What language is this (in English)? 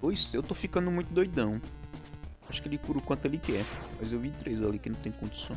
Portuguese